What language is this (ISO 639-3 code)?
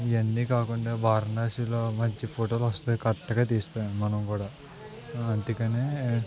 tel